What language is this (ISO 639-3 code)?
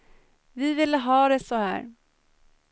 swe